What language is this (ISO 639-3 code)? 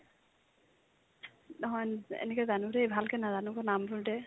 asm